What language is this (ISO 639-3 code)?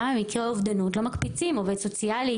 heb